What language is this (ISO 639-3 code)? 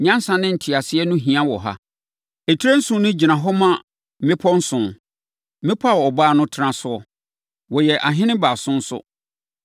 aka